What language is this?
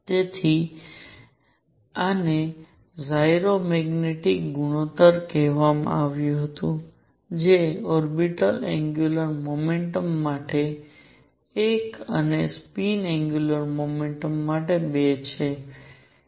Gujarati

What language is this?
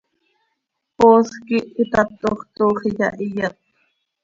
Seri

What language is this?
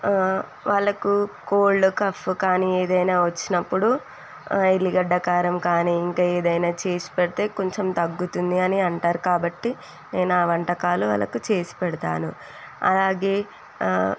Telugu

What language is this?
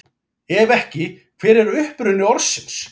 Icelandic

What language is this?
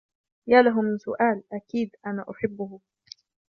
Arabic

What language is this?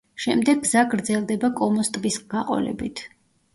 Georgian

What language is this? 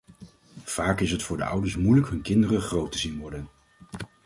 Dutch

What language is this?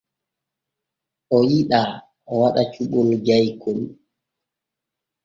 Borgu Fulfulde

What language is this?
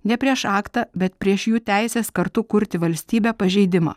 Lithuanian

